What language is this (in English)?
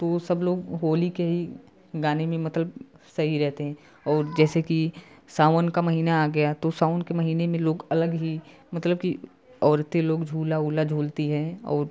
Hindi